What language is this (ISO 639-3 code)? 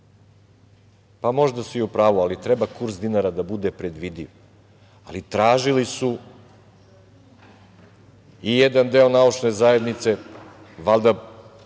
srp